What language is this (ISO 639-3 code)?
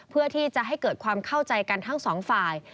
tha